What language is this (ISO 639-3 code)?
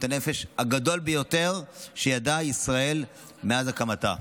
heb